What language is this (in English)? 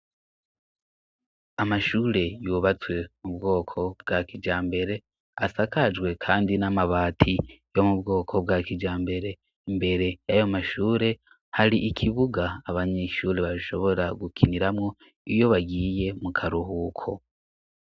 Rundi